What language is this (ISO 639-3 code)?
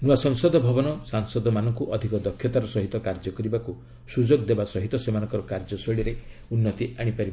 ori